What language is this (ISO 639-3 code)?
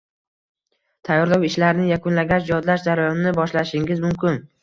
uzb